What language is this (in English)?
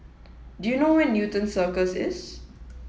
English